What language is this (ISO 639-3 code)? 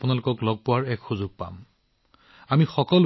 asm